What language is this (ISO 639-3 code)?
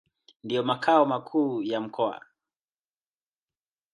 swa